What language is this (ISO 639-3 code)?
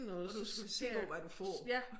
dan